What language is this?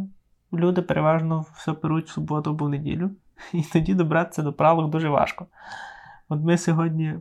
Ukrainian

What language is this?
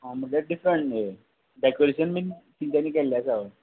Konkani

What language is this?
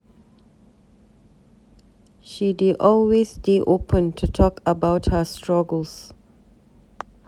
Nigerian Pidgin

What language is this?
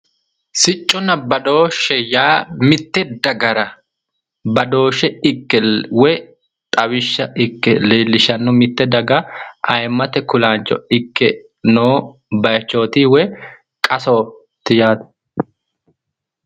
Sidamo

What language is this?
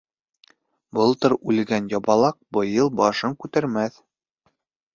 Bashkir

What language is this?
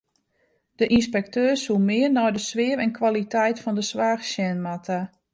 Western Frisian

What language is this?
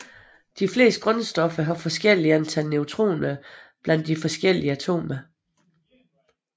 Danish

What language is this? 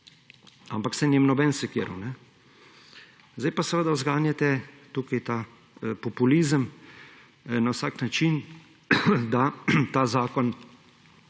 Slovenian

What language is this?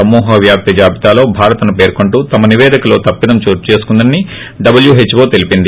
Telugu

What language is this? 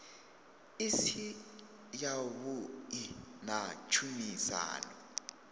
Venda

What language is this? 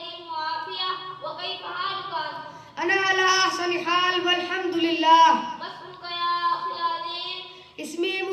Arabic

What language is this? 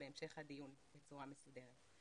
Hebrew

